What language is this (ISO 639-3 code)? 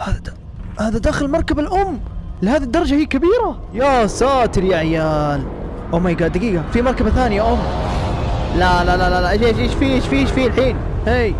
ara